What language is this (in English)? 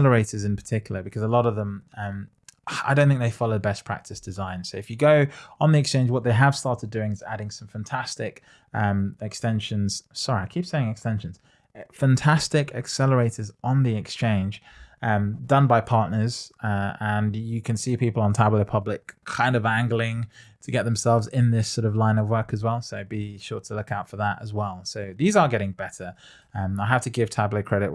English